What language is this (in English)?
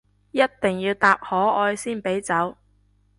Cantonese